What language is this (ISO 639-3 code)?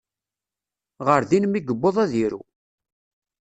kab